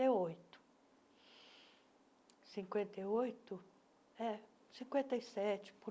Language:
Portuguese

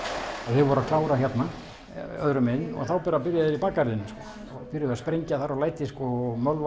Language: Icelandic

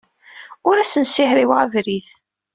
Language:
Kabyle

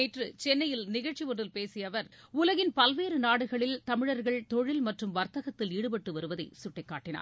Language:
Tamil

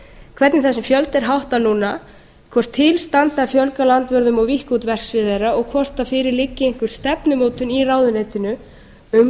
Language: Icelandic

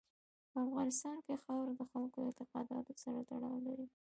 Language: Pashto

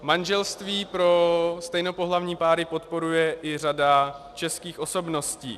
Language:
Czech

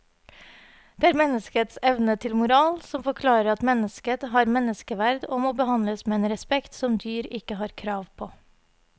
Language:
Norwegian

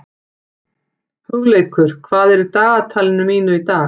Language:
Icelandic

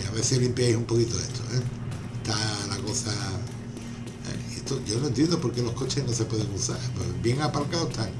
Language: Spanish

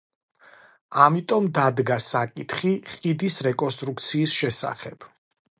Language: Georgian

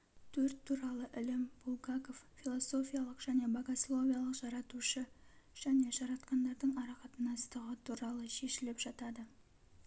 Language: Kazakh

